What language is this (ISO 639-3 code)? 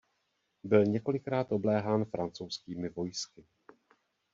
ces